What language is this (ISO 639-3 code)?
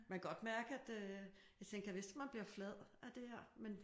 dan